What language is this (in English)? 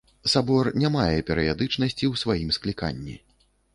Belarusian